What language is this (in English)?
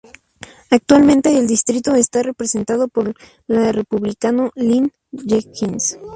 Spanish